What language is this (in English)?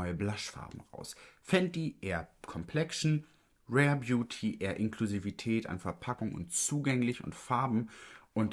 German